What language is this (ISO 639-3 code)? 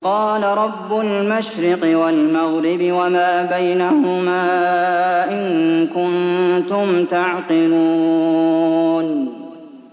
ara